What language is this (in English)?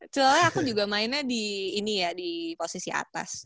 Indonesian